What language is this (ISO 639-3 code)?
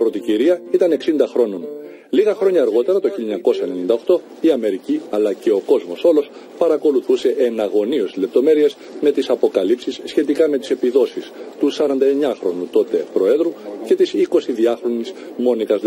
ell